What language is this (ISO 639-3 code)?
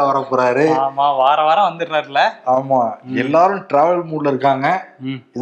tam